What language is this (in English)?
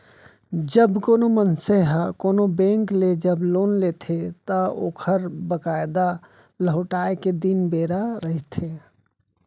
Chhattisgarhi